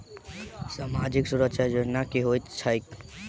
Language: Maithili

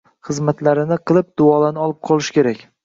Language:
Uzbek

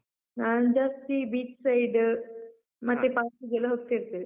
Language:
Kannada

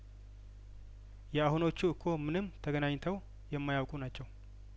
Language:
Amharic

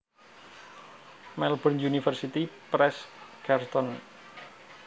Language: Javanese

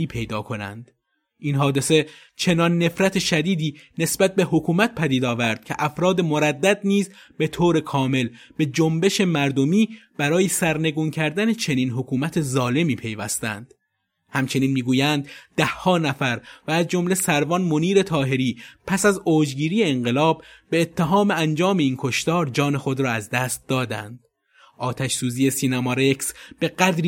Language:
Persian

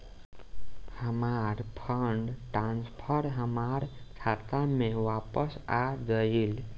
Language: Bhojpuri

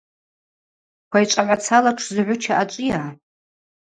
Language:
Abaza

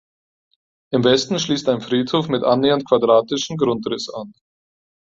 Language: German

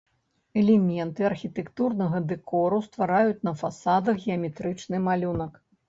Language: Belarusian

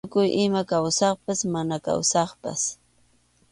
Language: Arequipa-La Unión Quechua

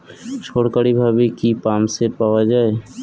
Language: Bangla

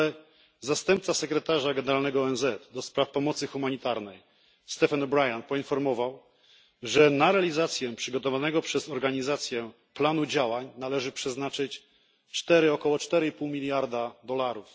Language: Polish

